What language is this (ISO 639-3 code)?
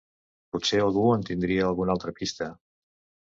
cat